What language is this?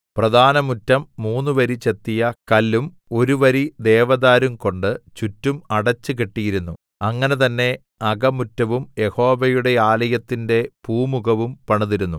Malayalam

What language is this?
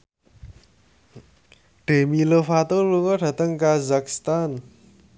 Javanese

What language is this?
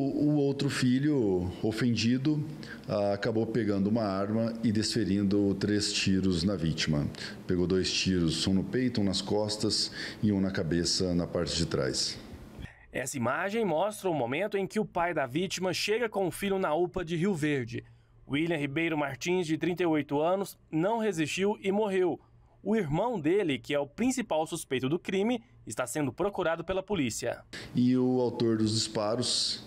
Portuguese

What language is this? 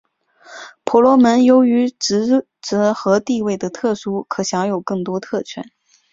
Chinese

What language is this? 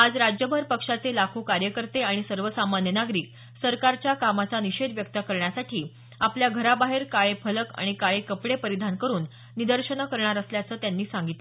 Marathi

